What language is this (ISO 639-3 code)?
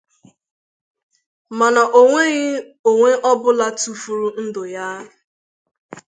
ibo